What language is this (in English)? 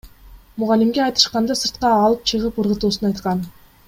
Kyrgyz